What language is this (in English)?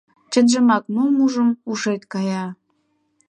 Mari